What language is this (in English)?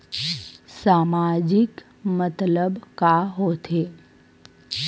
Chhattisgarhi